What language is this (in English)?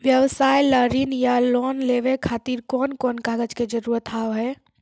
Maithili